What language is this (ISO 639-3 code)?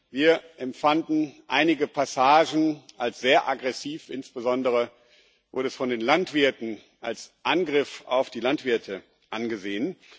deu